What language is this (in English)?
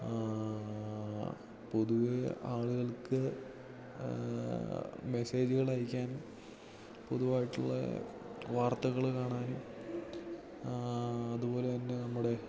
Malayalam